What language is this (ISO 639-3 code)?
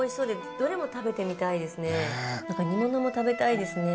jpn